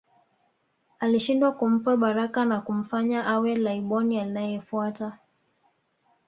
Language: Swahili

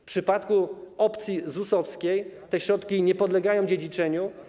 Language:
Polish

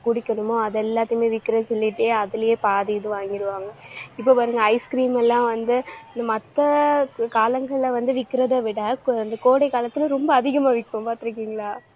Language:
Tamil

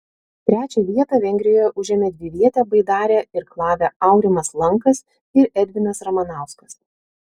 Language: Lithuanian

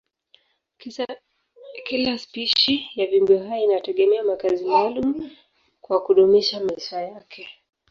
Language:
Swahili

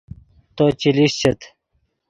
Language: Yidgha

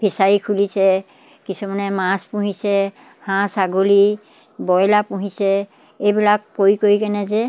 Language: Assamese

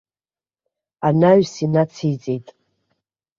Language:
Abkhazian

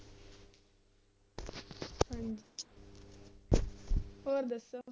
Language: Punjabi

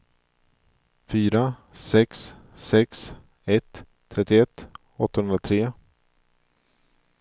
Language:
Swedish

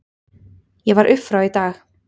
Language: Icelandic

